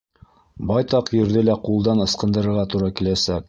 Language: Bashkir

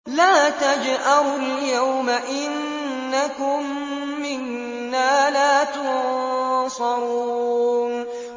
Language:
Arabic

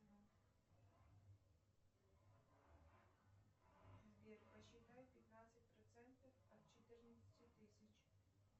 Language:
Russian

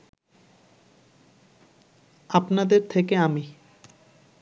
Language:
Bangla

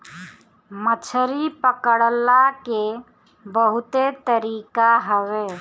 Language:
Bhojpuri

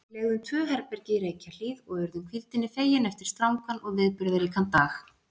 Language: Icelandic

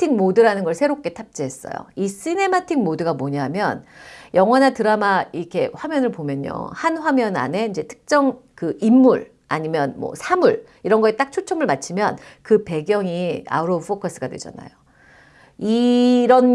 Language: Korean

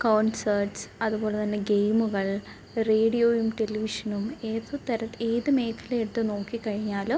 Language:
Malayalam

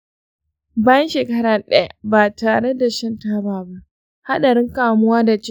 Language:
Hausa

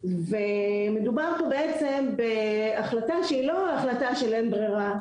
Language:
Hebrew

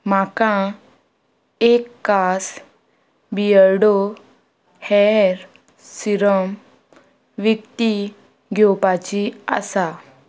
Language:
Konkani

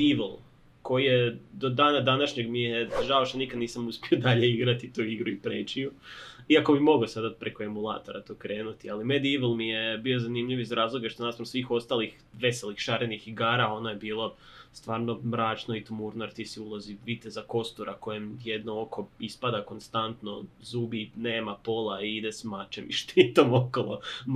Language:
Croatian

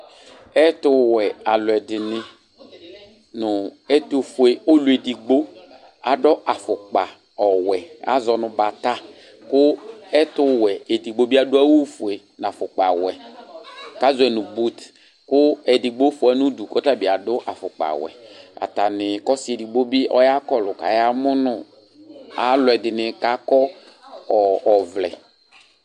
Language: Ikposo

